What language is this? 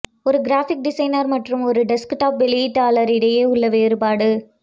Tamil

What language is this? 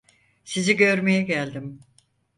Turkish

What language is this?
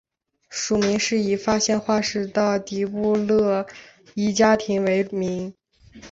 Chinese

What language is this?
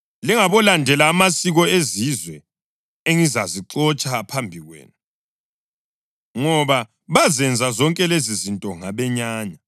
North Ndebele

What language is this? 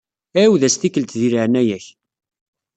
Kabyle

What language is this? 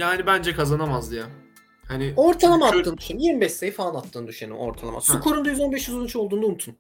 Turkish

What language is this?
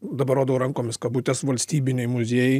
Lithuanian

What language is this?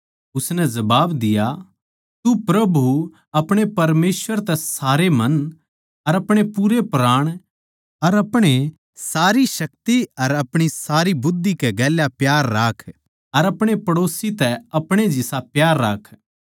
Haryanvi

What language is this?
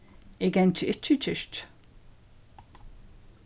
Faroese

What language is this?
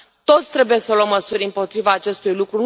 Romanian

